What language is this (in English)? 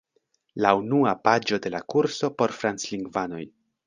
Esperanto